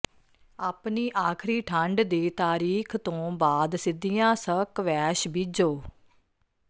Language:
Punjabi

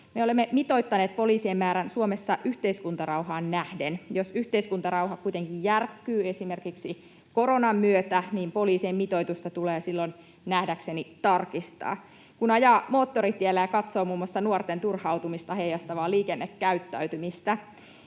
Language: Finnish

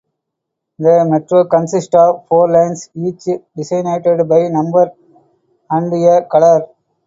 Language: English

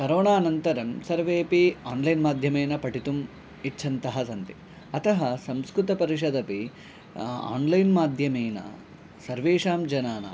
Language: Sanskrit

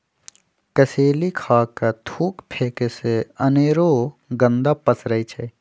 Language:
Magahi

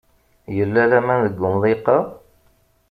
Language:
Kabyle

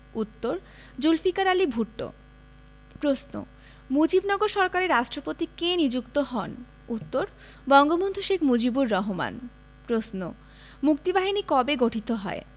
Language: Bangla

